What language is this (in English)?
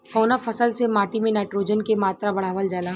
Bhojpuri